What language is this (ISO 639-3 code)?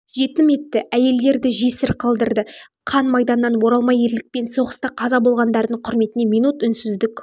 kaz